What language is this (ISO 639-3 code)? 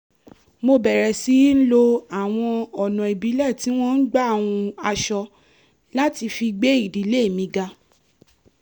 yor